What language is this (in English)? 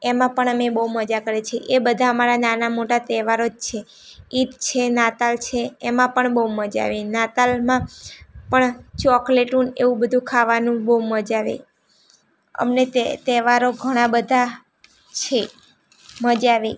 Gujarati